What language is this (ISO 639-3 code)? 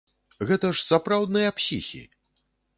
bel